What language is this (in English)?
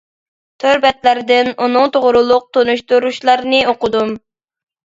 Uyghur